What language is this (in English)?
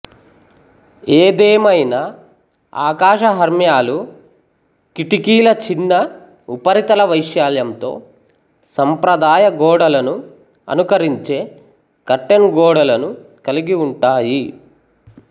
Telugu